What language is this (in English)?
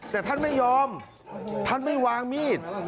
Thai